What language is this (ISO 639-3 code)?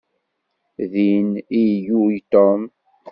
kab